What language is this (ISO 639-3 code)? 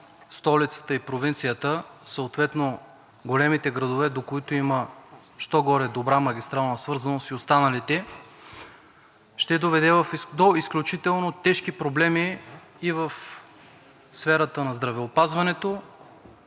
bul